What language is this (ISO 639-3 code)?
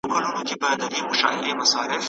pus